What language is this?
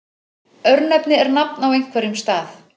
Icelandic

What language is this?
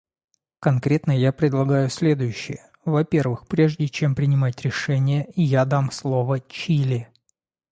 Russian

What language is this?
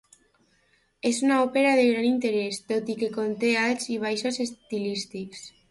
Catalan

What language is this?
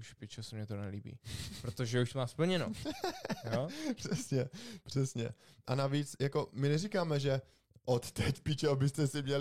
Czech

